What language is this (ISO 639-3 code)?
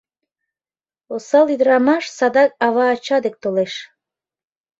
chm